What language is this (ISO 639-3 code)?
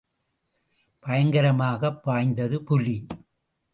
tam